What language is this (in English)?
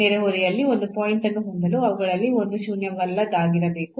Kannada